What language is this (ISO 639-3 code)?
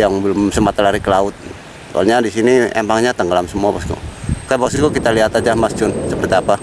ind